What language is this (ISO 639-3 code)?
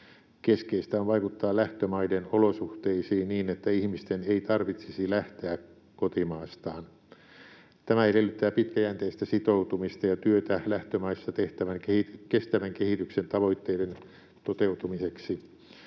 fin